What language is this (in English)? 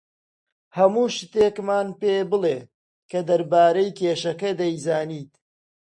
Central Kurdish